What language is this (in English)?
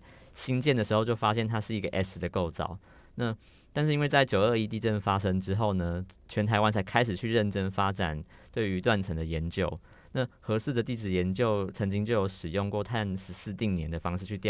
Chinese